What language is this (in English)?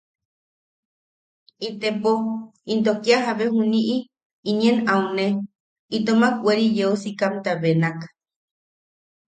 Yaqui